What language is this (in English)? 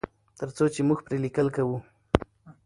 Pashto